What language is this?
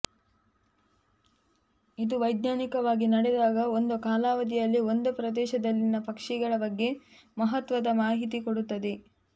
Kannada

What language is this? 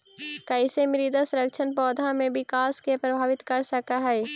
Magahi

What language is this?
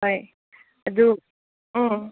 Manipuri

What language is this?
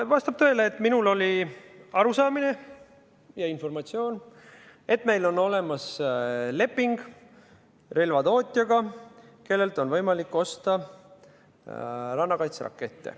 Estonian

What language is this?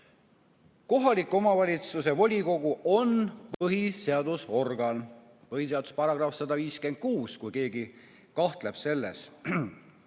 Estonian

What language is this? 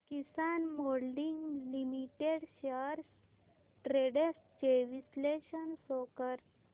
Marathi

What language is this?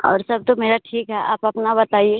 Hindi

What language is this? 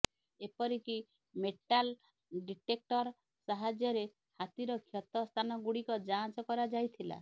Odia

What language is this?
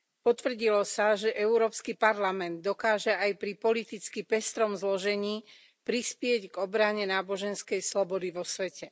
Slovak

